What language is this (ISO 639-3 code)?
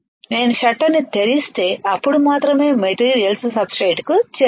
tel